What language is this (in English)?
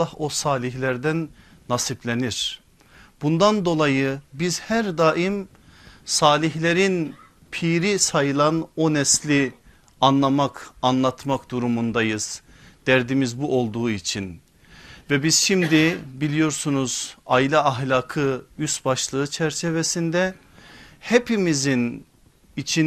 Turkish